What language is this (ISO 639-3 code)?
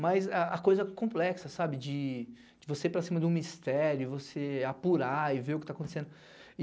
por